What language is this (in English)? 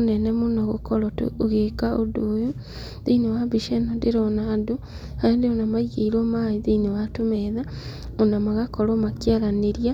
Kikuyu